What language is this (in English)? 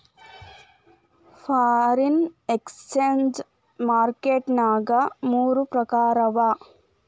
Kannada